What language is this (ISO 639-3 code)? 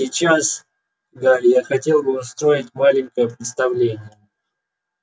rus